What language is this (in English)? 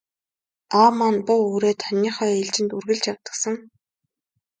Mongolian